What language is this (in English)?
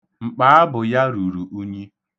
Igbo